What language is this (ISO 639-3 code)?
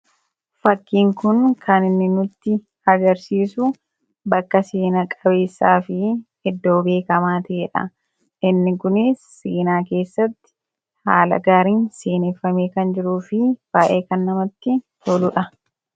orm